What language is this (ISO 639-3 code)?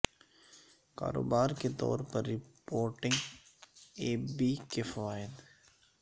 urd